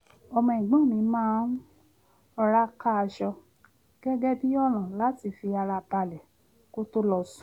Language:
Yoruba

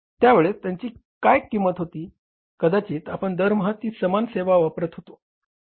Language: Marathi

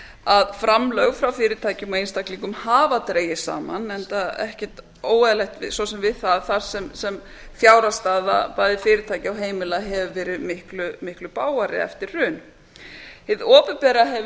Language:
Icelandic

